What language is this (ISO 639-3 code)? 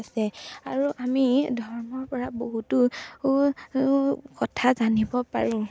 asm